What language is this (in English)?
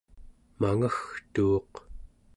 Central Yupik